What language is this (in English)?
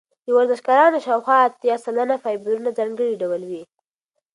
Pashto